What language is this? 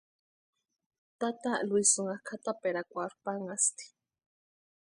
Western Highland Purepecha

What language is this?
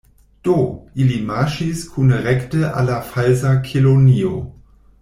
Esperanto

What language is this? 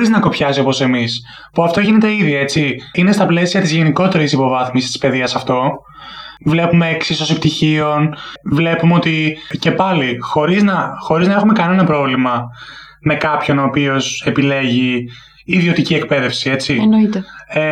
Greek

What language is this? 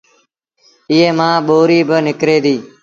Sindhi Bhil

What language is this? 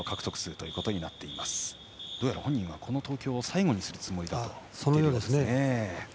Japanese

